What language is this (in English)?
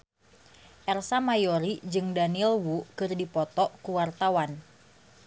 Sundanese